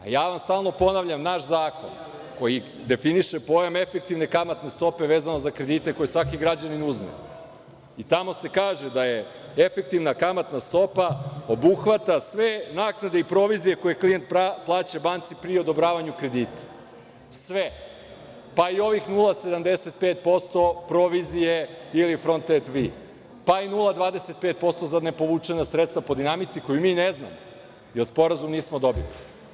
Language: Serbian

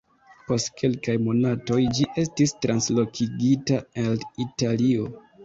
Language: Esperanto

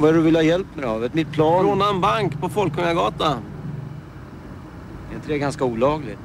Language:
Swedish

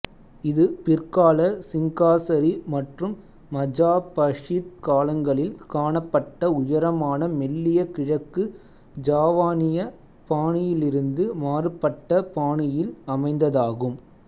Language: Tamil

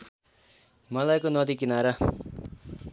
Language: Nepali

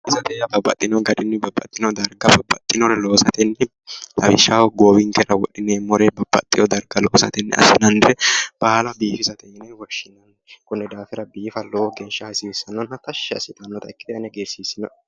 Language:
Sidamo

